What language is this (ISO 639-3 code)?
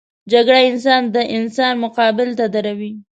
pus